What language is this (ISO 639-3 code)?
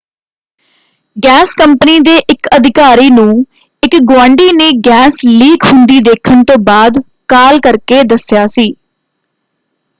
pan